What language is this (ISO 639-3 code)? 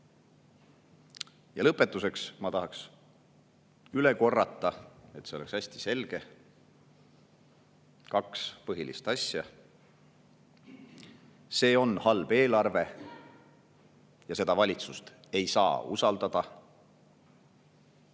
est